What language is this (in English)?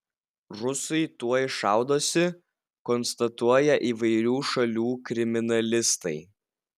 Lithuanian